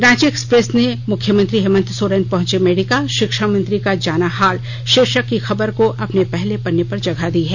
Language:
Hindi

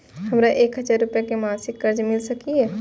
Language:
Maithili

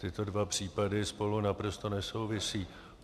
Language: Czech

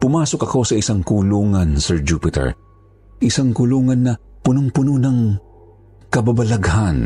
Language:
Filipino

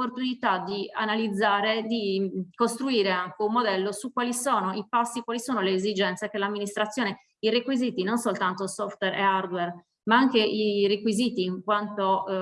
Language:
Italian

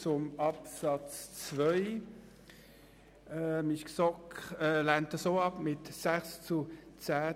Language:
Swiss German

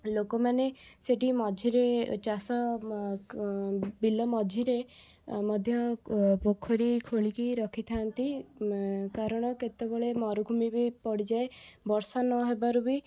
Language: Odia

